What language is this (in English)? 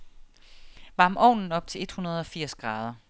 Danish